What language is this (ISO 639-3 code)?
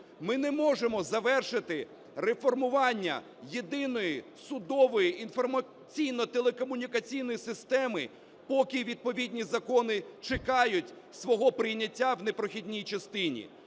ukr